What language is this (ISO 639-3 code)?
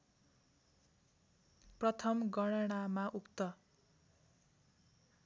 nep